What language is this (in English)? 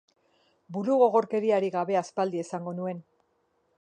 Basque